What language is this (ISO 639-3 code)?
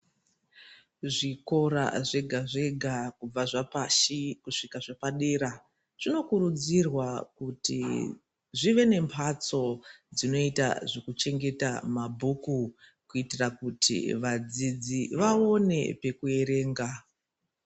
ndc